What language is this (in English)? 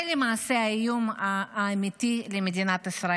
Hebrew